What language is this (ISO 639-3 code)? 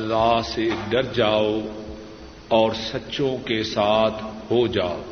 urd